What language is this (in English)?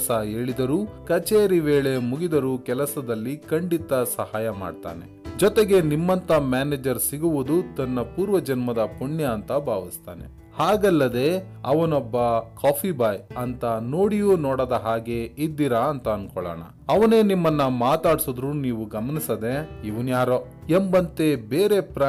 Kannada